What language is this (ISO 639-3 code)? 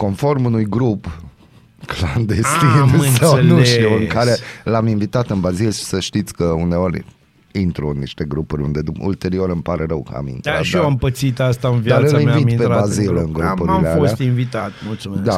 ron